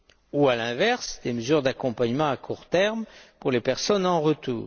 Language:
French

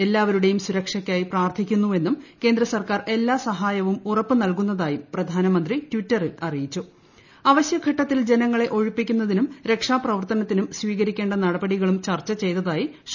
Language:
Malayalam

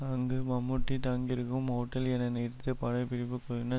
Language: Tamil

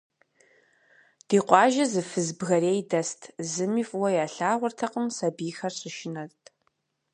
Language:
Kabardian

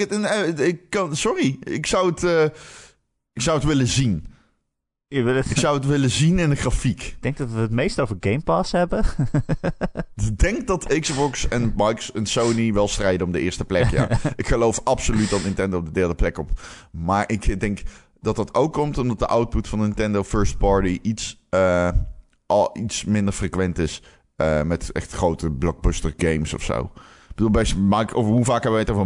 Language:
Dutch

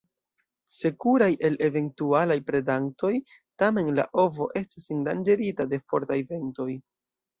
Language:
Esperanto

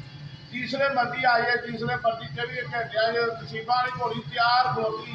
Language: Hindi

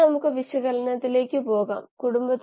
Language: Malayalam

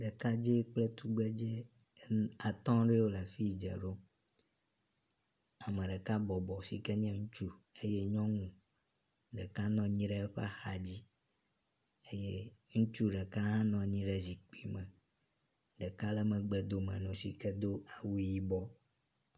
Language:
Ewe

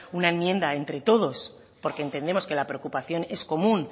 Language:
Spanish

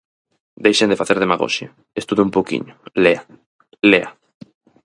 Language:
Galician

